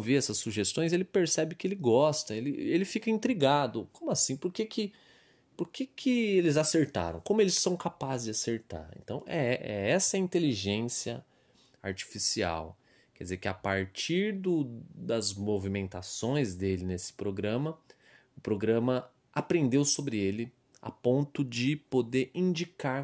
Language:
Portuguese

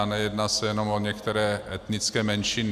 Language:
Czech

